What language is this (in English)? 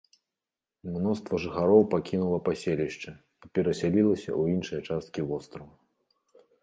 Belarusian